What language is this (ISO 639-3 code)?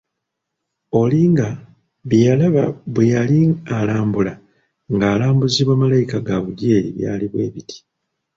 lug